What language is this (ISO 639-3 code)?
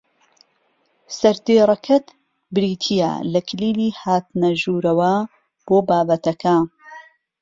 ckb